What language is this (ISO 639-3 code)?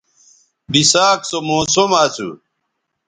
btv